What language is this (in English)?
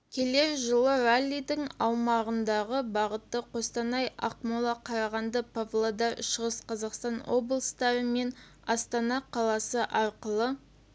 Kazakh